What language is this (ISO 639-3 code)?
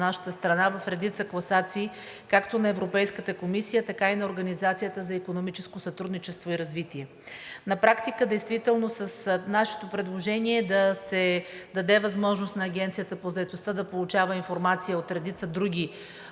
bul